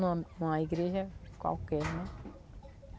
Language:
Portuguese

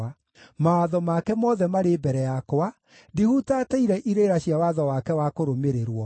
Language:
Kikuyu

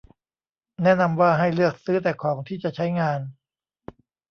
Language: Thai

